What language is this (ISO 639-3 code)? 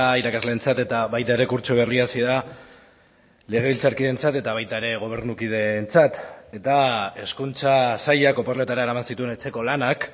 eus